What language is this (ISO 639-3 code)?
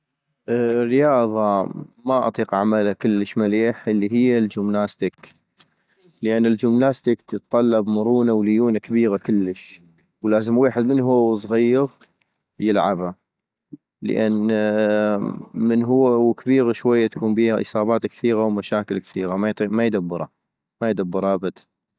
ayp